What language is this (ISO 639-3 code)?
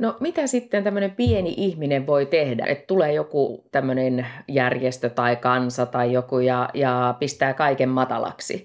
fin